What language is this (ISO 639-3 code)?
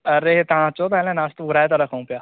snd